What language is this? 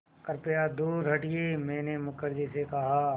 Hindi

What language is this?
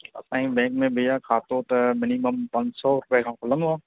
Sindhi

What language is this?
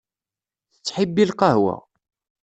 Kabyle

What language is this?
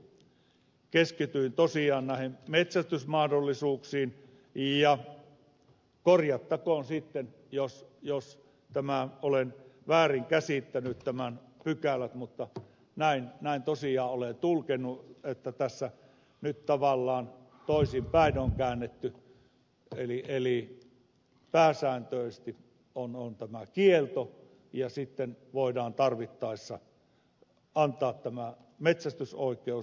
Finnish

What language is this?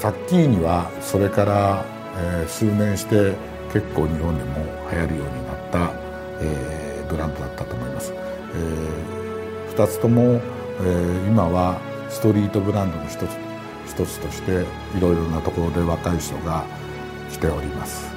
Japanese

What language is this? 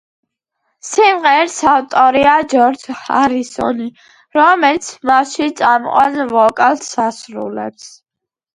Georgian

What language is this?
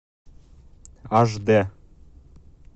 Russian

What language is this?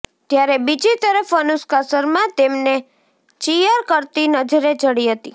Gujarati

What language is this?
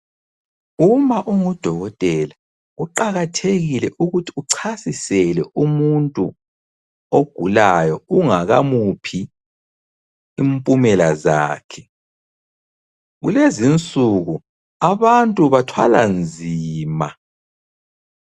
North Ndebele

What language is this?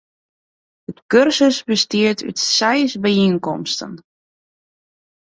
Western Frisian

